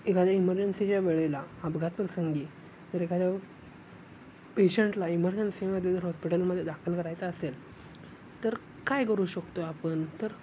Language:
Marathi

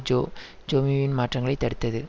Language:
Tamil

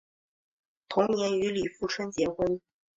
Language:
Chinese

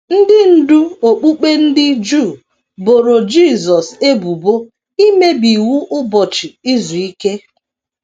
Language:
Igbo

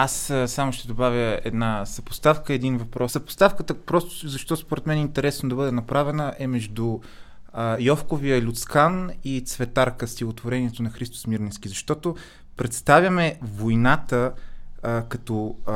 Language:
Bulgarian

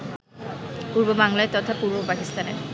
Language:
Bangla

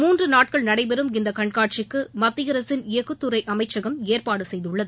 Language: Tamil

